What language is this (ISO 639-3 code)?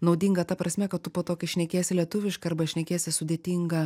lit